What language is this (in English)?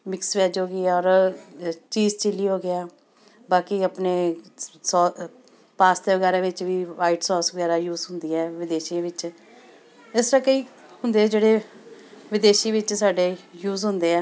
Punjabi